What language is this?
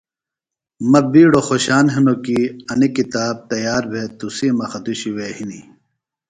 Phalura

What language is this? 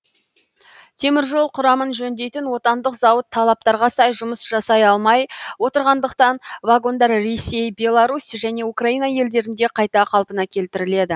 Kazakh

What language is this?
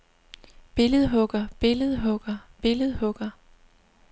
Danish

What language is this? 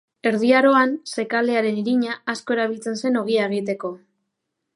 Basque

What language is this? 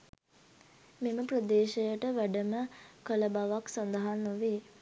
Sinhala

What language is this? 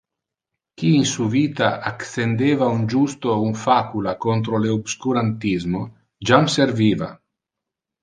Interlingua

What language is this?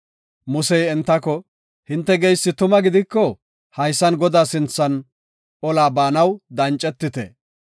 Gofa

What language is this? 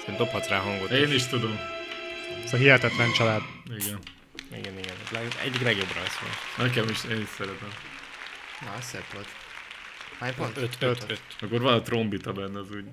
Hungarian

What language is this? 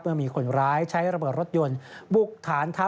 Thai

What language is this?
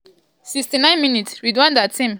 Nigerian Pidgin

